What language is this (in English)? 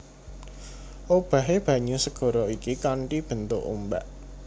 Javanese